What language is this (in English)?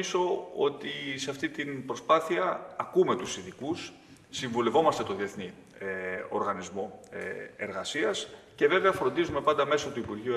Greek